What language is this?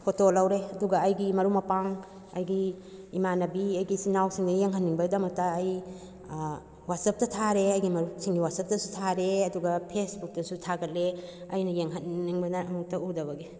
Manipuri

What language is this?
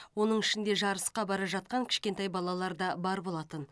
Kazakh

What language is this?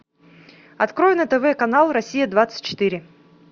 Russian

